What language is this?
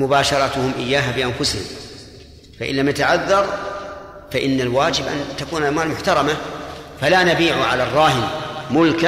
Arabic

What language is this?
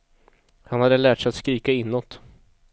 Swedish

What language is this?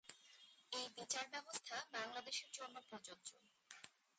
Bangla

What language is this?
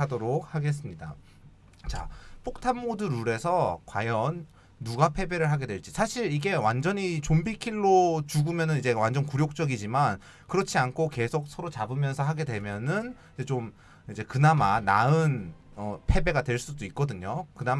Korean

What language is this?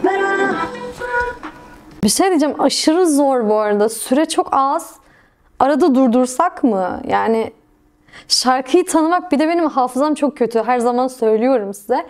Turkish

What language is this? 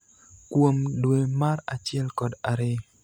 Luo (Kenya and Tanzania)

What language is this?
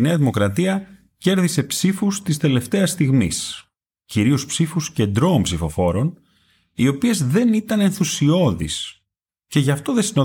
Greek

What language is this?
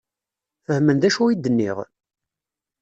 Kabyle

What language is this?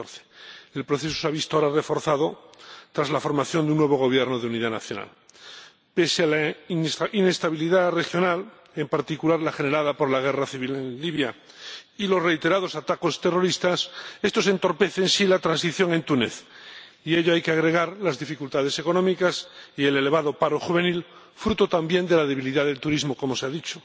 Spanish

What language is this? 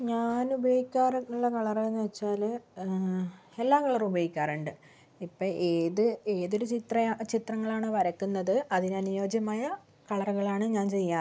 Malayalam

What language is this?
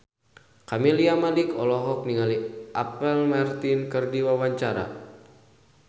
Sundanese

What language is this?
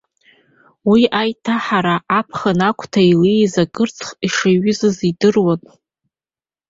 Abkhazian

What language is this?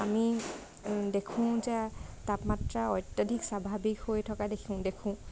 Assamese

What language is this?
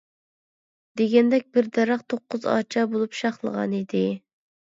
Uyghur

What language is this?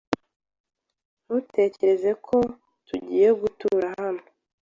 Kinyarwanda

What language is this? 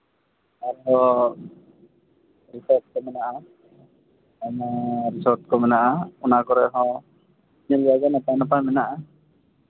Santali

